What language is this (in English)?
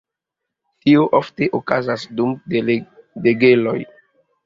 Esperanto